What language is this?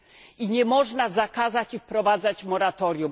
Polish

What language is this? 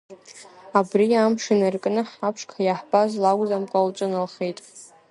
Abkhazian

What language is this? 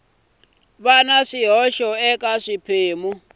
Tsonga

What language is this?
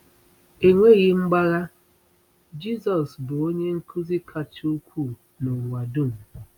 Igbo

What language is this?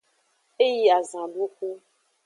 Aja (Benin)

